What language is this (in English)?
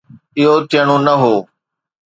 Sindhi